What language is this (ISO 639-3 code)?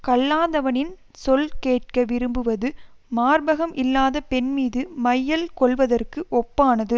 tam